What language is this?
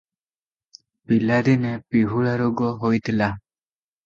Odia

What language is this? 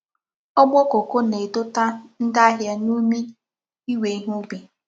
Igbo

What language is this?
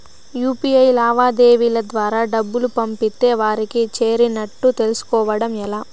Telugu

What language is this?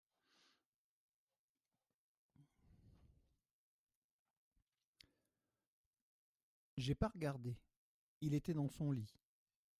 French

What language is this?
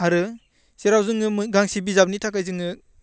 Bodo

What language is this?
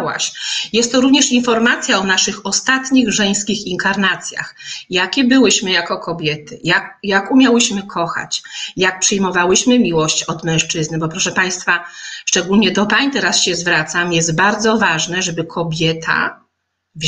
Polish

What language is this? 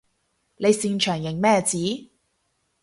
Cantonese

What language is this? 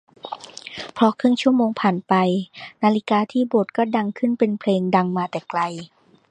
Thai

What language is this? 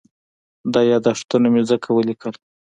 Pashto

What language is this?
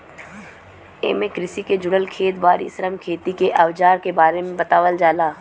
Bhojpuri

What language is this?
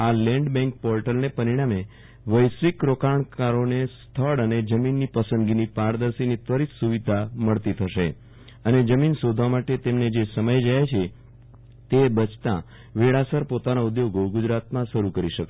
Gujarati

